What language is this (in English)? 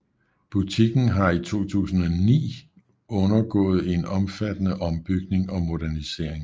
Danish